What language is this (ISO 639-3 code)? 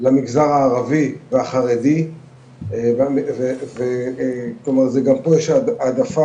heb